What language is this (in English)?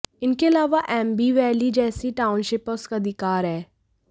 Hindi